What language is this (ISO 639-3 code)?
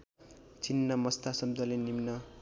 nep